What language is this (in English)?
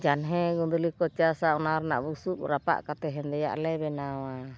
Santali